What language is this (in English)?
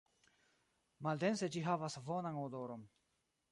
Esperanto